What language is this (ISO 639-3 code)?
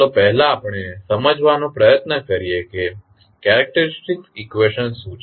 guj